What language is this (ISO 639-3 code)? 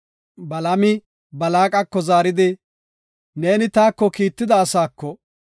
gof